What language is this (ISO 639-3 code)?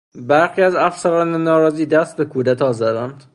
fas